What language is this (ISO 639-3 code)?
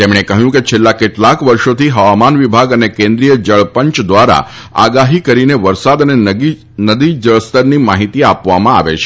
guj